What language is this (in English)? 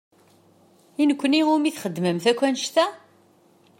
Kabyle